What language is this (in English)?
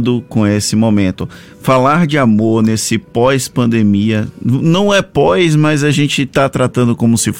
Portuguese